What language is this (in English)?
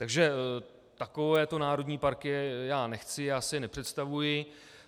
Czech